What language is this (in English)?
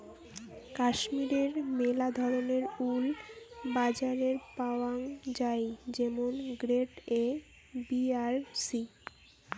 Bangla